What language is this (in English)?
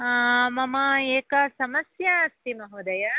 Sanskrit